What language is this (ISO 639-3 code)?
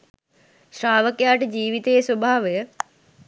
sin